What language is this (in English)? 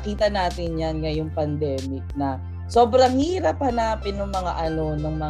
Filipino